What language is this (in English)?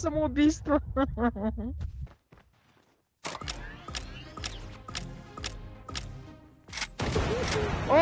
Russian